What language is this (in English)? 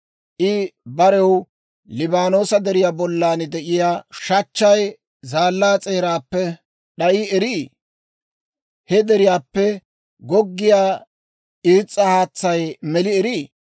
Dawro